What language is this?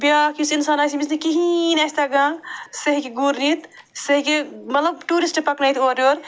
Kashmiri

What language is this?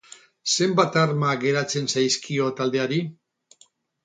Basque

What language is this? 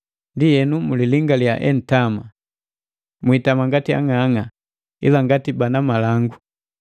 Matengo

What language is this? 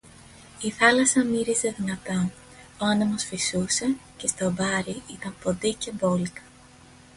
Greek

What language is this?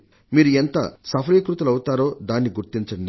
Telugu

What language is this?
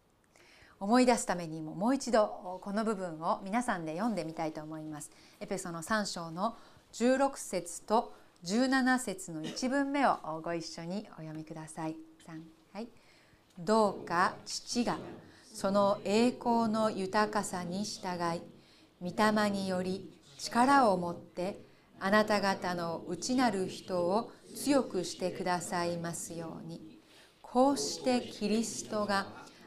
Japanese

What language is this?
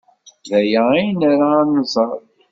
Kabyle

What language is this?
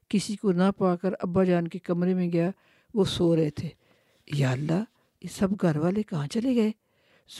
Urdu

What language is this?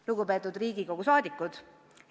Estonian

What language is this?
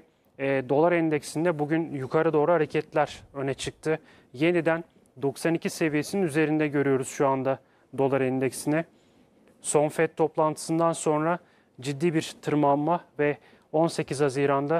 Turkish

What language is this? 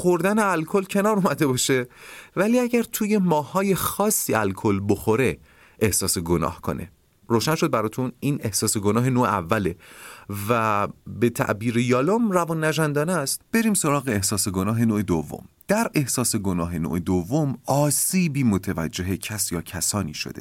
Persian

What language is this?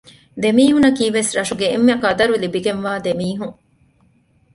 Divehi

